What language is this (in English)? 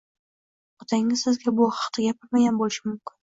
Uzbek